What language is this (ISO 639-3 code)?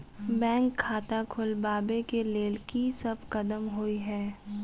mai